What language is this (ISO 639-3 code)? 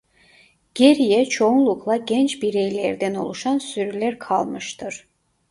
tur